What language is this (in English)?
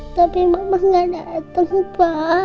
Indonesian